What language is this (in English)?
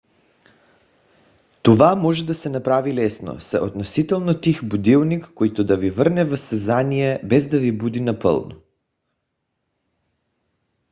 Bulgarian